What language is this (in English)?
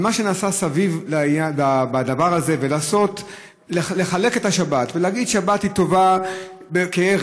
Hebrew